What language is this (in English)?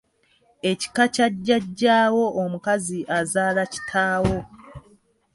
Ganda